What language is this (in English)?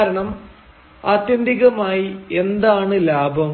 Malayalam